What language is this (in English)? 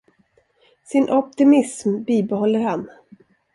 Swedish